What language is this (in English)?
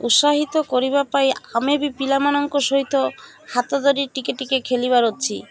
Odia